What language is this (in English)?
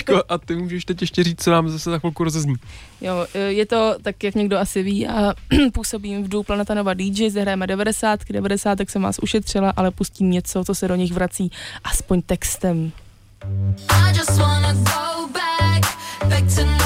Czech